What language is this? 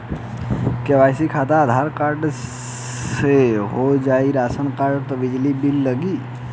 Bhojpuri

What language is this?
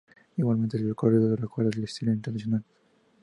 Spanish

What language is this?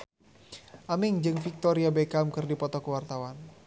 Sundanese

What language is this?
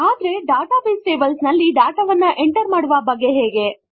Kannada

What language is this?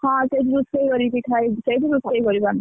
Odia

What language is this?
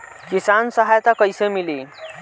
Bhojpuri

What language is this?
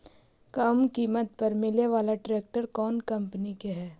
Magahi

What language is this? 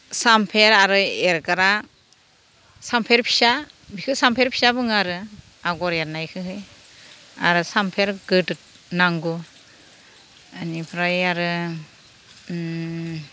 Bodo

